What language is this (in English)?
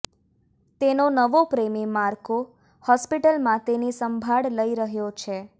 Gujarati